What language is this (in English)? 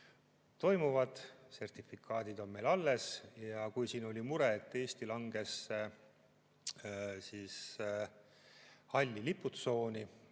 Estonian